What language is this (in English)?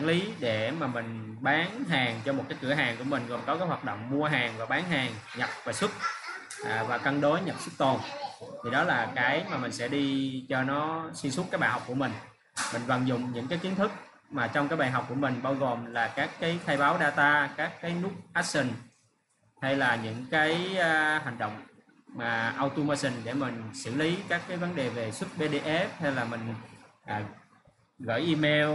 Vietnamese